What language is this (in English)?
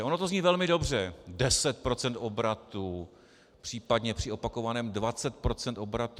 Czech